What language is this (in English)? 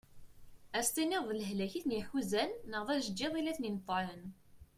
Kabyle